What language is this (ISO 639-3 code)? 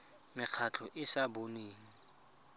tsn